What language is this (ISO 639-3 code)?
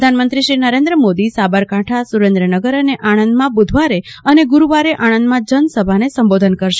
guj